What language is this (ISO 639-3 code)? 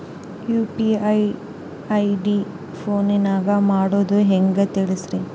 kan